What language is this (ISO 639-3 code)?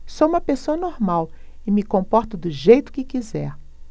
por